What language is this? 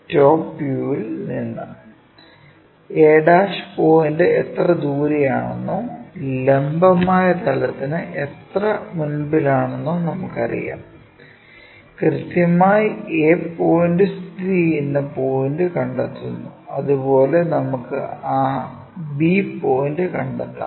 Malayalam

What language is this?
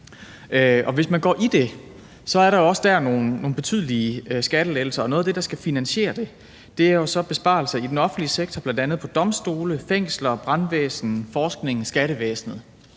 Danish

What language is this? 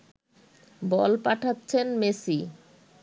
Bangla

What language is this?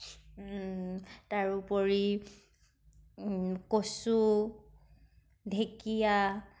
Assamese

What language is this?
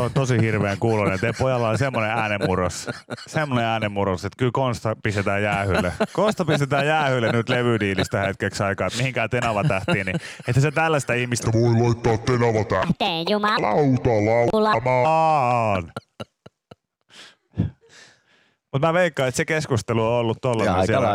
Finnish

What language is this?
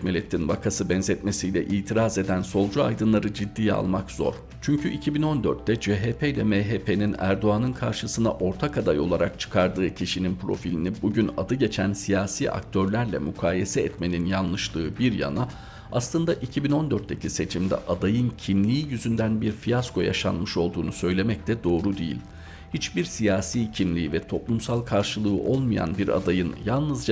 Turkish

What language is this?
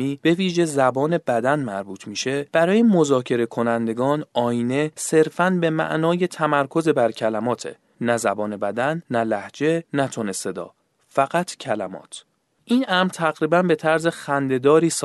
Persian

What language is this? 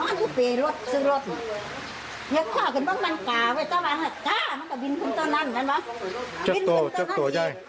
Thai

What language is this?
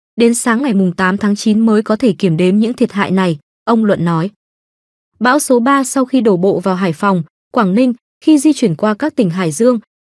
Vietnamese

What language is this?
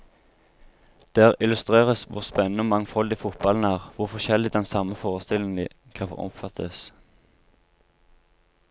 Norwegian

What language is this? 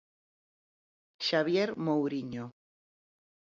Galician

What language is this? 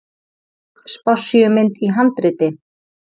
Icelandic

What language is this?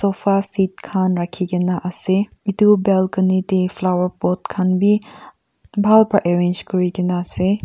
Naga Pidgin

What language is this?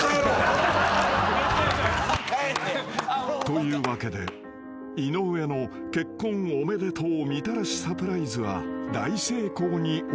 Japanese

